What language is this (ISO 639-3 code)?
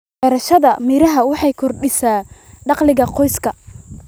som